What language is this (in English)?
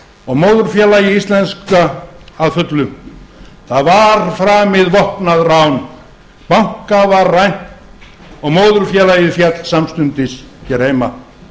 Icelandic